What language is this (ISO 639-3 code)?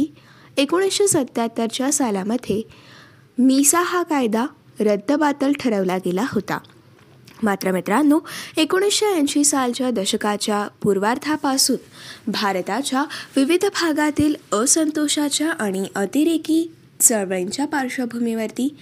mar